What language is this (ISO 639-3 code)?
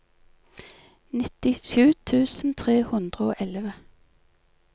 nor